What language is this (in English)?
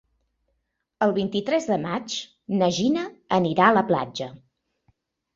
Catalan